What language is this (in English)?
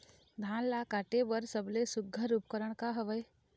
Chhattisgarhi